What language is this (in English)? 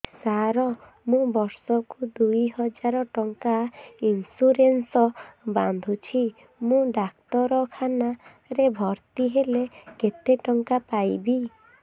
Odia